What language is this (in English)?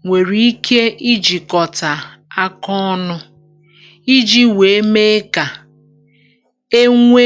Igbo